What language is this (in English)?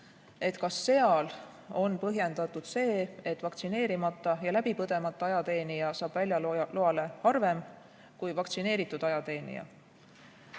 Estonian